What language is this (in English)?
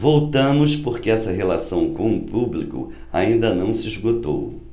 Portuguese